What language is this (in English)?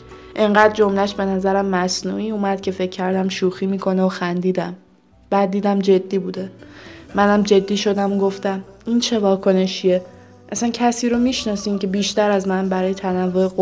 Persian